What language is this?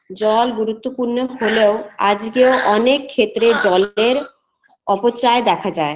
Bangla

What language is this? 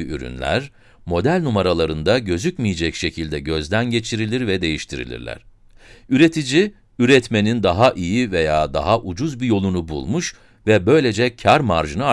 Turkish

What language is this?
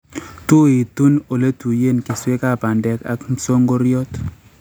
Kalenjin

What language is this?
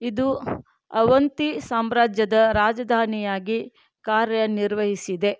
Kannada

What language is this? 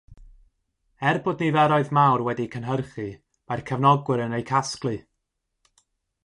Welsh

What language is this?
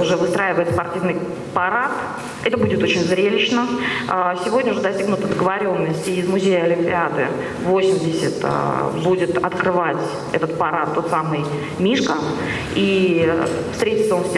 Russian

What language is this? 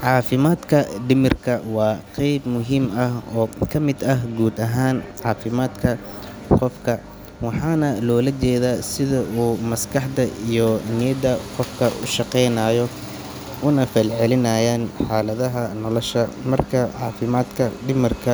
Somali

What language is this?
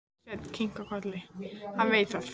Icelandic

